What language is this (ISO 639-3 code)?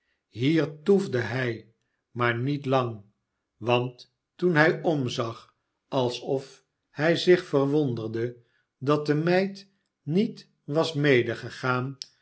nld